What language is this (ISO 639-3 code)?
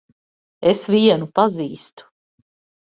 lav